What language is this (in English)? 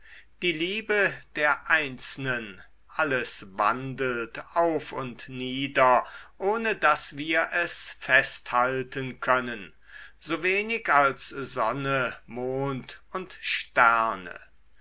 German